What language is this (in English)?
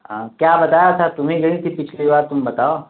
Urdu